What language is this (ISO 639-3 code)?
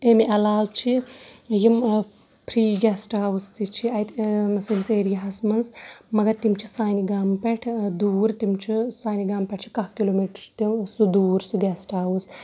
kas